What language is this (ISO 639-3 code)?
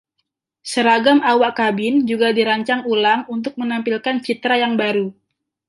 ind